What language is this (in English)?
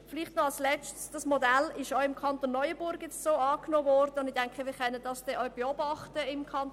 Swiss German